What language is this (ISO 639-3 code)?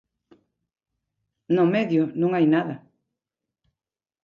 glg